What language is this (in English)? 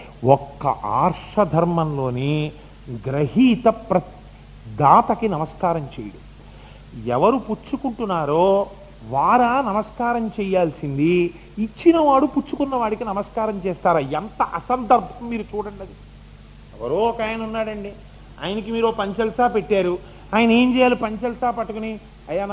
Telugu